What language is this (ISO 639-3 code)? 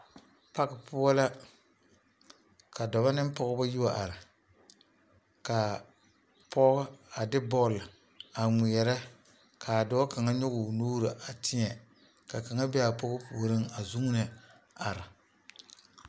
dga